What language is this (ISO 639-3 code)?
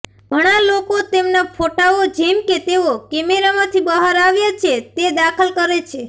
guj